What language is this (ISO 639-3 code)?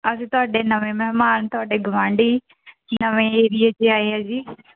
pan